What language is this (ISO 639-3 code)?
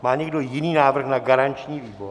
ces